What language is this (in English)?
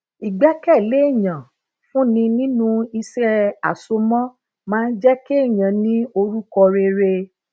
Yoruba